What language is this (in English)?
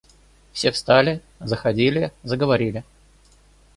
Russian